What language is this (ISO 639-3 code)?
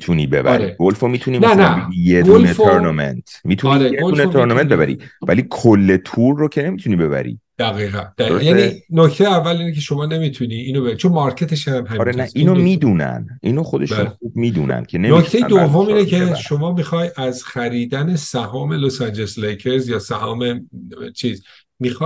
fas